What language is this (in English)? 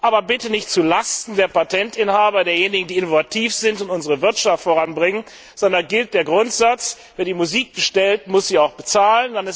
German